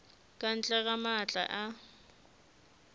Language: Northern Sotho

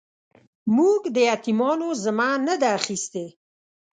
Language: Pashto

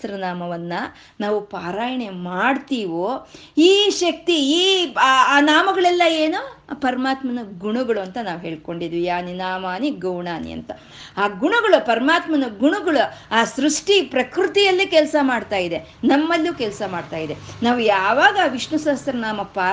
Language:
Kannada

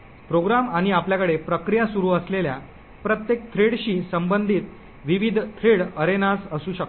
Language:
Marathi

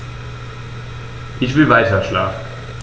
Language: German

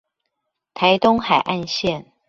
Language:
Chinese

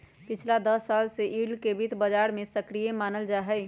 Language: Magahi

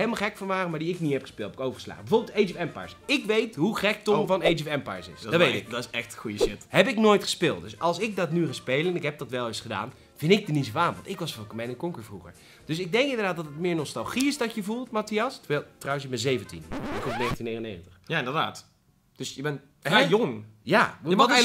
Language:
Dutch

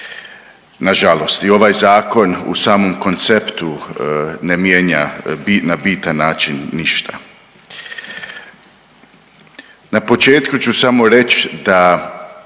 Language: Croatian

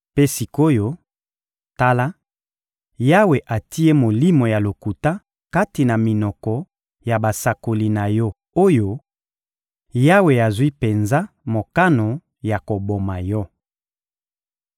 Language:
Lingala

